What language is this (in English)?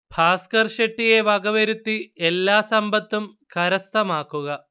Malayalam